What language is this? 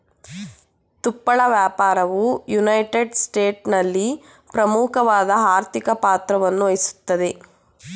Kannada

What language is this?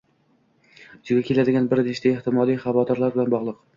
Uzbek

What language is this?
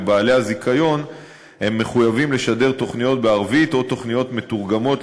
Hebrew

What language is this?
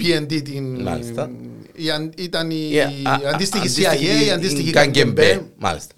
Greek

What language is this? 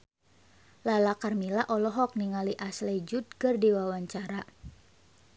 Sundanese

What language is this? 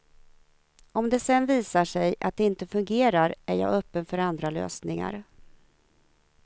Swedish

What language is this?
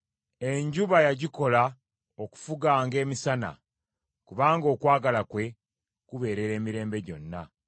Ganda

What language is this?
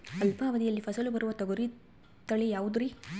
Kannada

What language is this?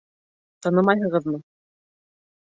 Bashkir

